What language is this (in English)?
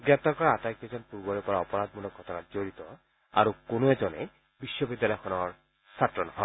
Assamese